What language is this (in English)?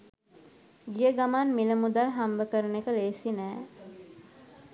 Sinhala